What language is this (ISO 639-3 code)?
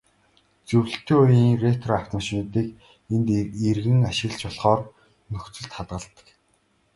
mon